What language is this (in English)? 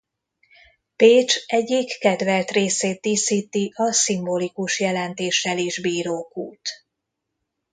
Hungarian